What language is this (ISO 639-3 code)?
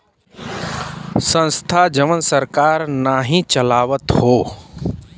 bho